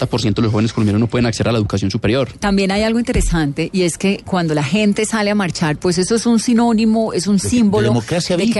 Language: Spanish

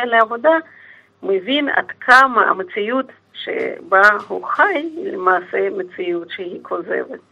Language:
Hebrew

